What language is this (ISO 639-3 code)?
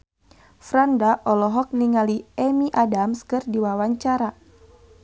sun